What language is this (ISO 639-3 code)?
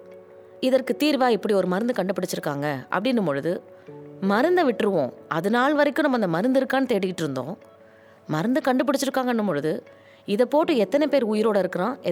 tam